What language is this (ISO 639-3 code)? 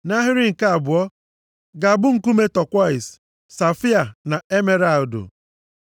ibo